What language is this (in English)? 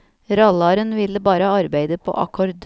Norwegian